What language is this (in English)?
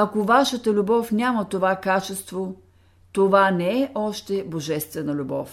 Bulgarian